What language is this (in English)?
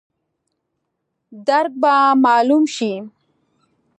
Pashto